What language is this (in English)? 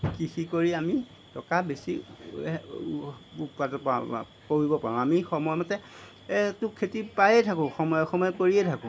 Assamese